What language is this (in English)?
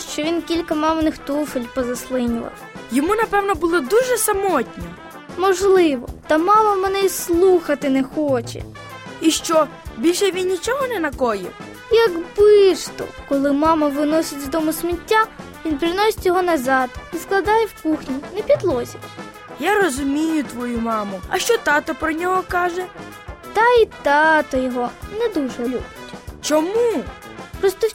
Ukrainian